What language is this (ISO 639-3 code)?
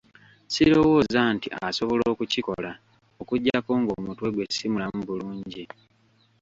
lug